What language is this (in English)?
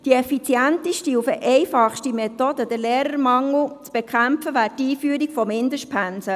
Swiss German